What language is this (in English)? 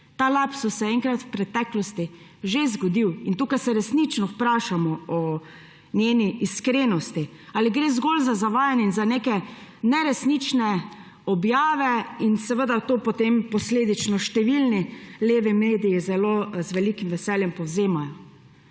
Slovenian